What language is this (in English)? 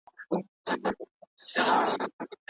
Pashto